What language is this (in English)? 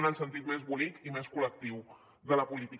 Catalan